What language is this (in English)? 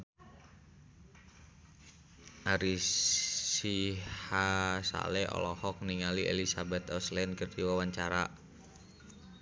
Sundanese